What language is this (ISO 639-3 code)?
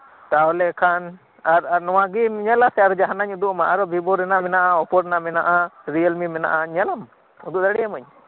sat